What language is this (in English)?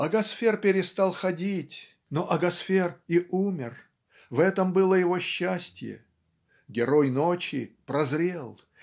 Russian